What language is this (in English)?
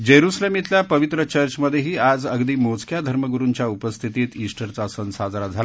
Marathi